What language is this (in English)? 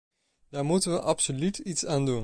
Dutch